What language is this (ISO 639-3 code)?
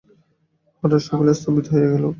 ben